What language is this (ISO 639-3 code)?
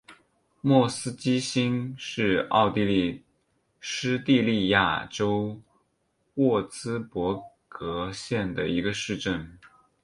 zho